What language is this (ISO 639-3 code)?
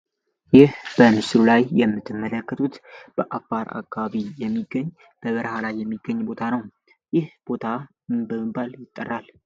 amh